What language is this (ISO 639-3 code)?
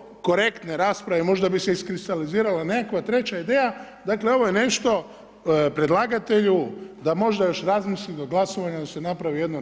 hrv